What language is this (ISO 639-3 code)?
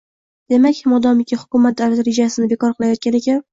uzb